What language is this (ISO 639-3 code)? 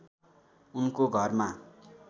nep